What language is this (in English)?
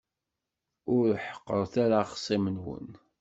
Kabyle